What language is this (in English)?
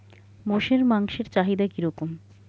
Bangla